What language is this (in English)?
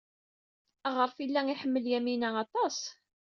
Kabyle